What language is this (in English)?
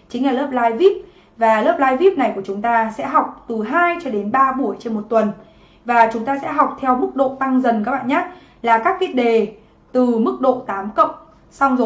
Vietnamese